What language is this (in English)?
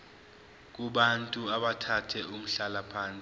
Zulu